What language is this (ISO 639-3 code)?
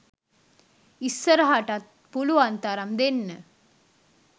sin